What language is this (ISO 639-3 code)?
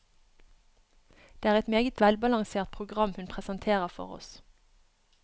nor